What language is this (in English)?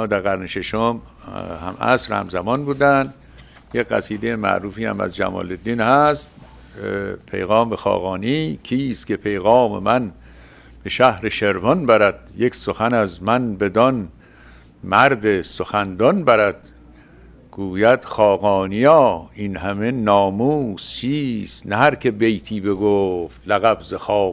Persian